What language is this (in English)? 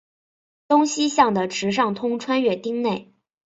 Chinese